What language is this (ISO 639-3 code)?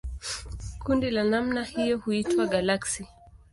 swa